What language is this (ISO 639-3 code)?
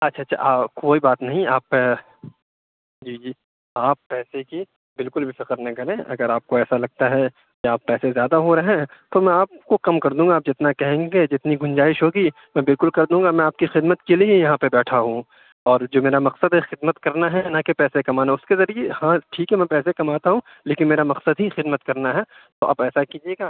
urd